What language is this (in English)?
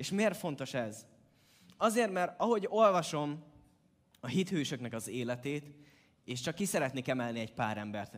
Hungarian